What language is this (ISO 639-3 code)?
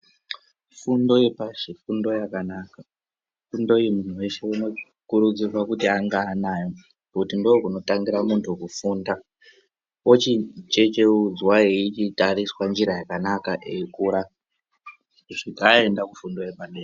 ndc